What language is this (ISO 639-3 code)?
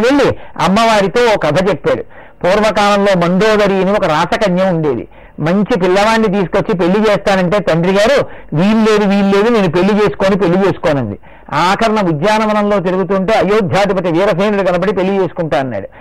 tel